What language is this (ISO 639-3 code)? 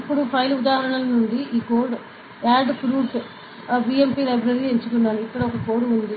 tel